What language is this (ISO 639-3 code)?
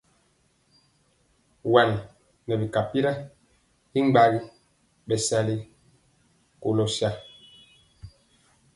mcx